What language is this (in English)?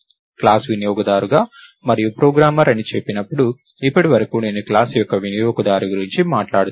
Telugu